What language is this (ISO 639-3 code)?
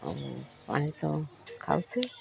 ori